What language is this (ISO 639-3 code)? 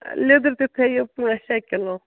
kas